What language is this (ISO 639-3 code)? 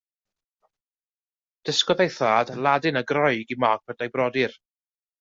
cym